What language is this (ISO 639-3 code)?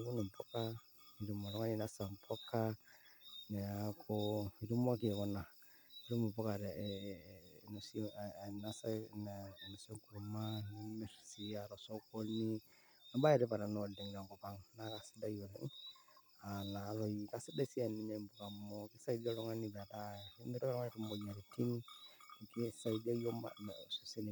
mas